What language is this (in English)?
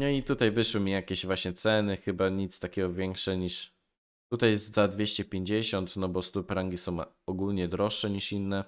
Polish